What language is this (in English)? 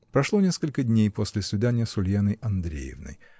Russian